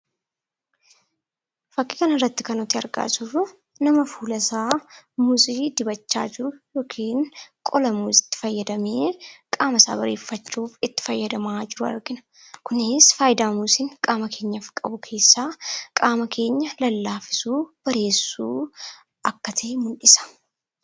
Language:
Oromo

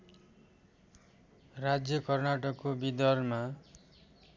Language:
Nepali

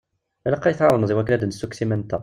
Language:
Kabyle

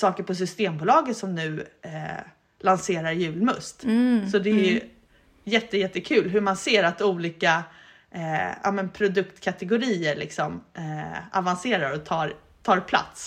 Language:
Swedish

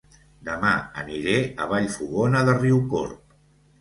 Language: Catalan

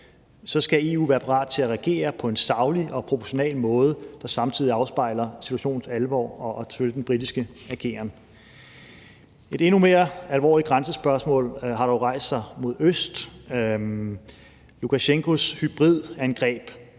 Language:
Danish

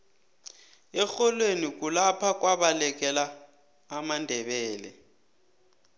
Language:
South Ndebele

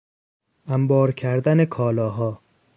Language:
Persian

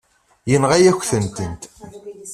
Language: Kabyle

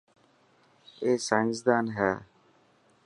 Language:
Dhatki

